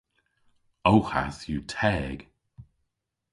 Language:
Cornish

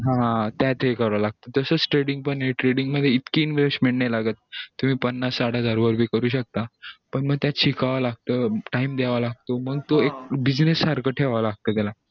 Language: Marathi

